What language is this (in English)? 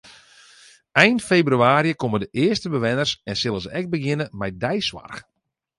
Western Frisian